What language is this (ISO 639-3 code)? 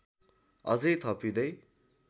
nep